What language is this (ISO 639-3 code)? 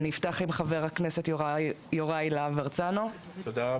heb